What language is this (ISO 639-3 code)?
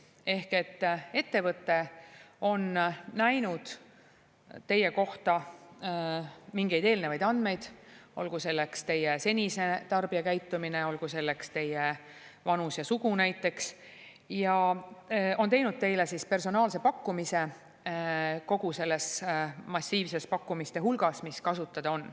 est